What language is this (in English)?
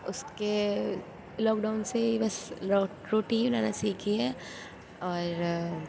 Urdu